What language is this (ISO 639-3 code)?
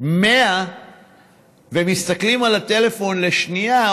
heb